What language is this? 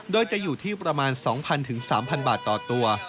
Thai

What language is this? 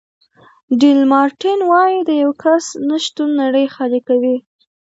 Pashto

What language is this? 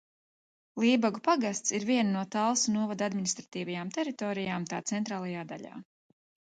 Latvian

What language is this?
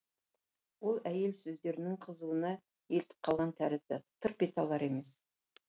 Kazakh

